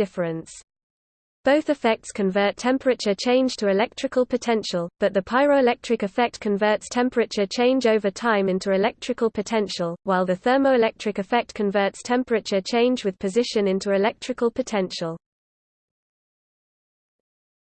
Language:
English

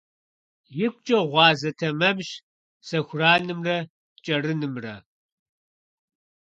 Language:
Kabardian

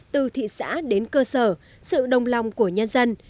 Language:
Vietnamese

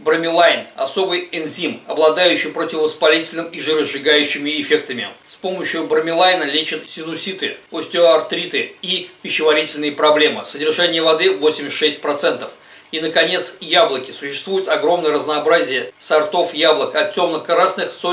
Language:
Russian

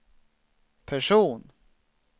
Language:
Swedish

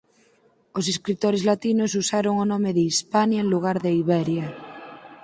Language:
Galician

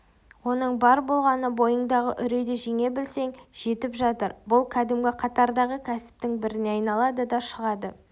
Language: Kazakh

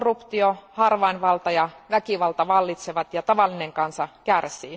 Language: Finnish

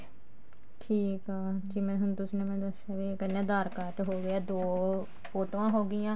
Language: Punjabi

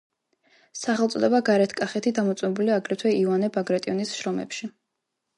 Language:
Georgian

